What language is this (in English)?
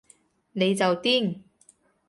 Cantonese